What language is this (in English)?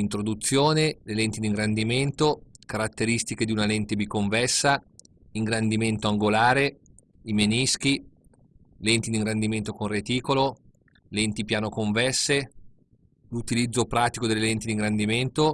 Italian